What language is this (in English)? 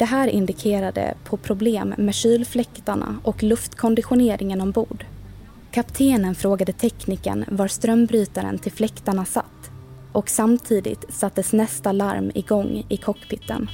Swedish